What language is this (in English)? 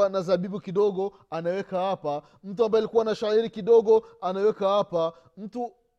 Swahili